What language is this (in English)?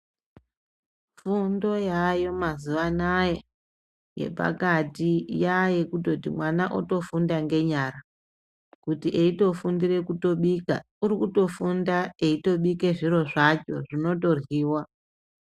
Ndau